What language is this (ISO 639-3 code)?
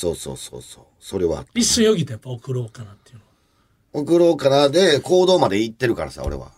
jpn